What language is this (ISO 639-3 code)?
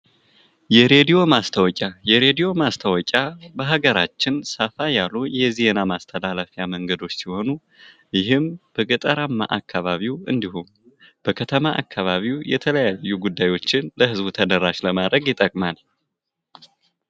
amh